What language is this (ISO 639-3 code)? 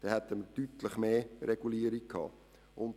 gsw